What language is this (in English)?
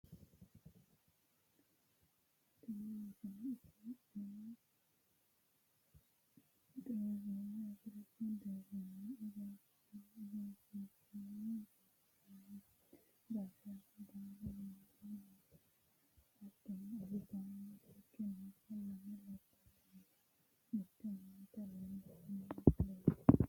Sidamo